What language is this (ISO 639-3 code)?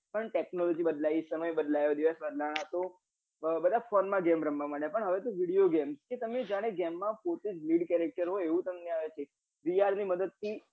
guj